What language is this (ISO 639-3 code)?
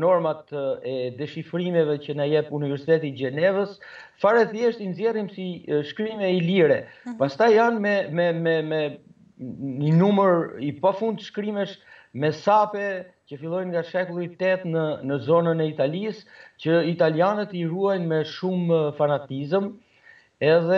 ron